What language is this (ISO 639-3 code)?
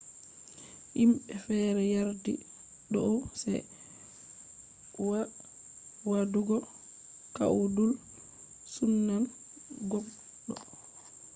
ful